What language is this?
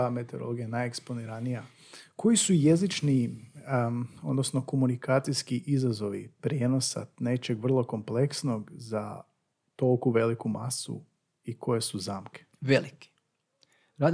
Croatian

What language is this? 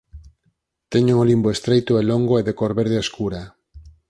Galician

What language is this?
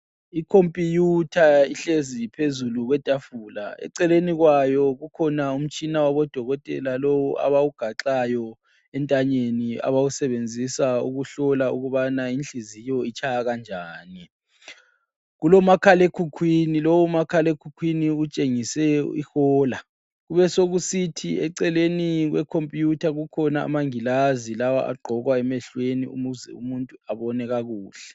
North Ndebele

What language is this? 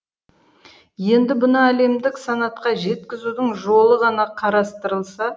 Kazakh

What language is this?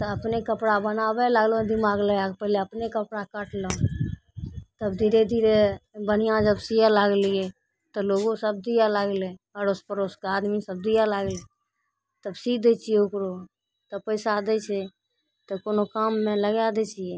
Maithili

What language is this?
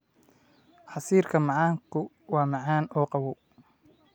Somali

